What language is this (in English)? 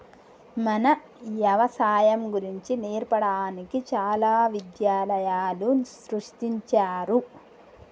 Telugu